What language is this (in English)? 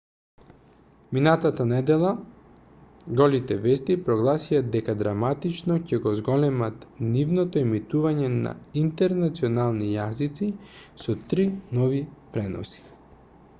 Macedonian